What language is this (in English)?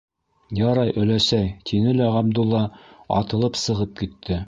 Bashkir